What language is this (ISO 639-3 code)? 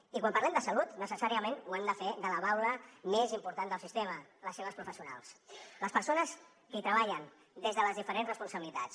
cat